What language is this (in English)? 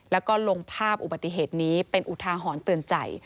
Thai